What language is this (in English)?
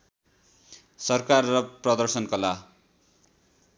Nepali